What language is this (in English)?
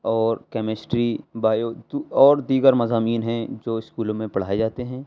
Urdu